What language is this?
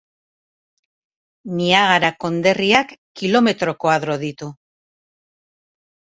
Basque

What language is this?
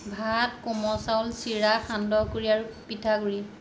Assamese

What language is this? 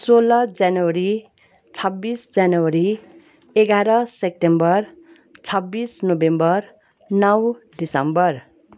Nepali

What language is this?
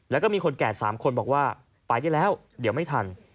Thai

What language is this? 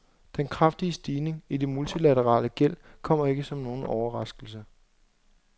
Danish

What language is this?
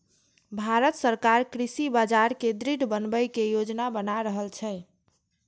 Maithili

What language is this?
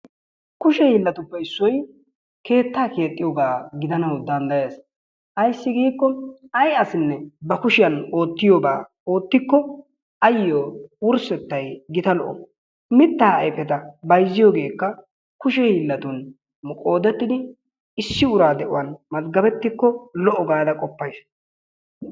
Wolaytta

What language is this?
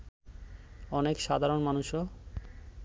Bangla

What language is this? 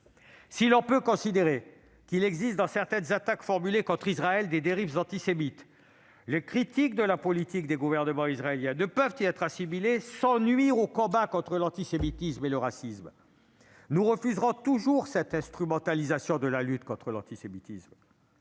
French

